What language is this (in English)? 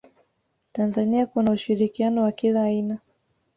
Swahili